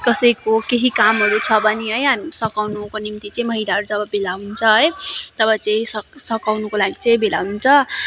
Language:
Nepali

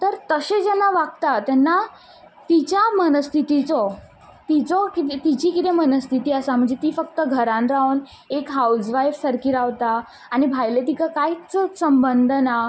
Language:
Konkani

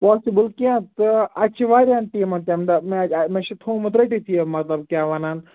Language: Kashmiri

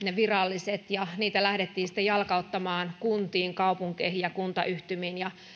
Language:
Finnish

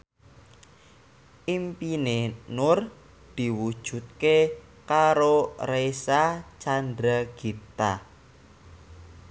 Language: Javanese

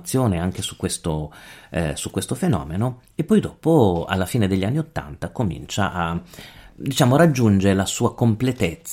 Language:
Italian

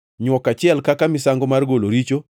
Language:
Luo (Kenya and Tanzania)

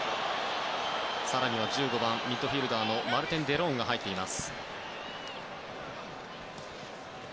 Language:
Japanese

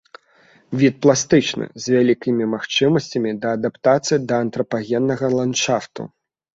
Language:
Belarusian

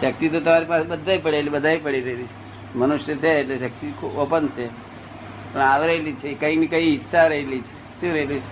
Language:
Gujarati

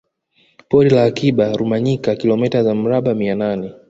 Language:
Swahili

